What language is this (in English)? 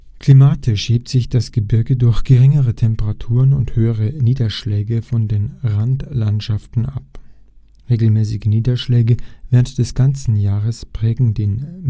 German